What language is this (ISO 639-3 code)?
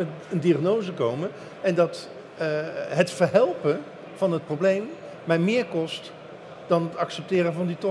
nld